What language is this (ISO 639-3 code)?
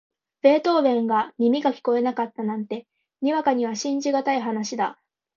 jpn